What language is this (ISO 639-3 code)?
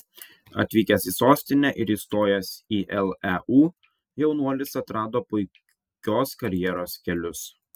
lit